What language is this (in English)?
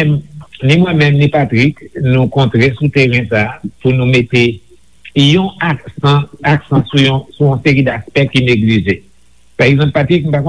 French